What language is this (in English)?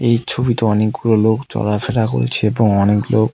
Bangla